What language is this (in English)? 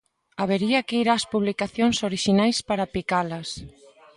Galician